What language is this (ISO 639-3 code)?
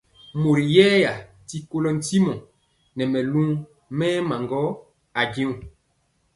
mcx